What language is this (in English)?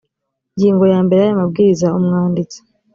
Kinyarwanda